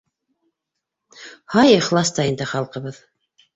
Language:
Bashkir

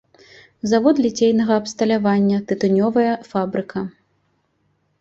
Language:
Belarusian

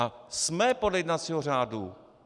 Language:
Czech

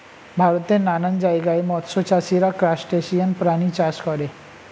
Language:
Bangla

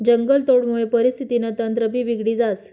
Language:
Marathi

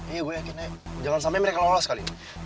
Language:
Indonesian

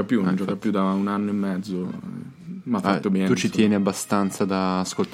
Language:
Italian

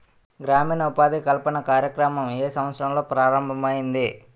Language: Telugu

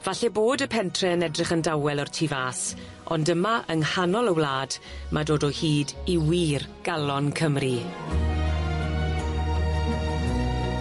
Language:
Welsh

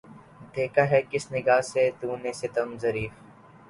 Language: Urdu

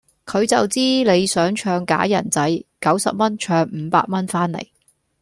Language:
Cantonese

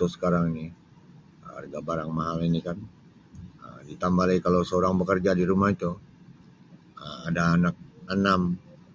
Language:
Sabah Malay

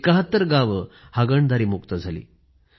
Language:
Marathi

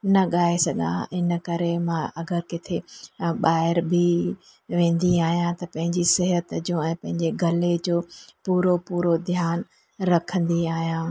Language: Sindhi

